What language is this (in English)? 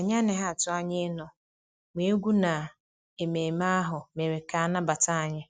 Igbo